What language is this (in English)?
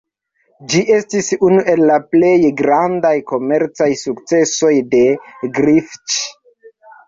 Esperanto